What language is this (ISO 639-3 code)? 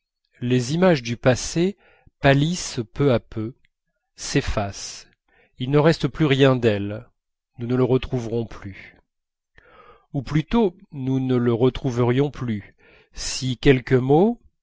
fra